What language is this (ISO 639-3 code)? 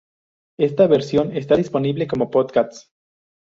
spa